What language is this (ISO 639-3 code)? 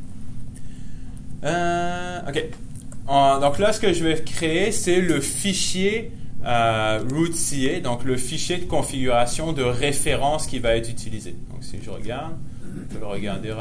fra